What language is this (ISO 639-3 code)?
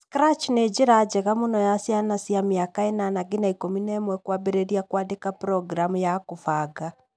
kik